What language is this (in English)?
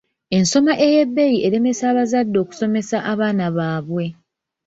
Ganda